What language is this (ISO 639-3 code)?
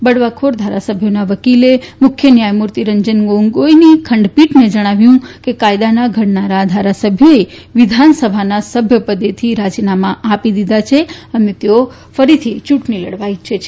guj